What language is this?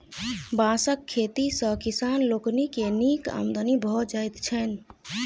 Maithili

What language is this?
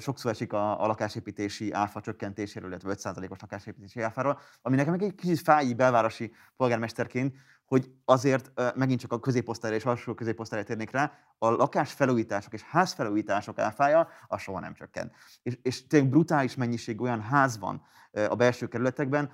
Hungarian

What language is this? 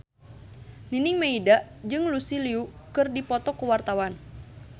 Sundanese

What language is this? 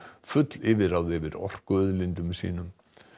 Icelandic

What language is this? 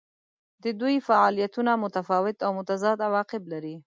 Pashto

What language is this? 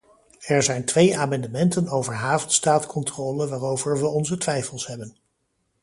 Dutch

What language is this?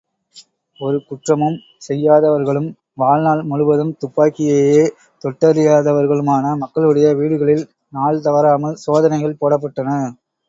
Tamil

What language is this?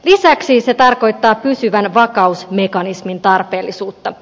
Finnish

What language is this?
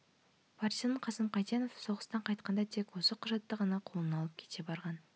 Kazakh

